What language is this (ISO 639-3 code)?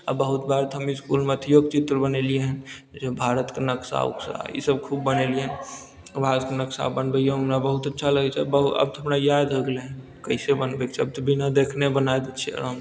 mai